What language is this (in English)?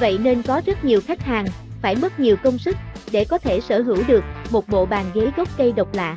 Vietnamese